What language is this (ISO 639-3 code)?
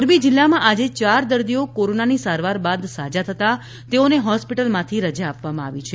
guj